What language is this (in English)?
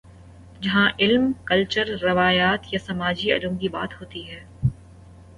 Urdu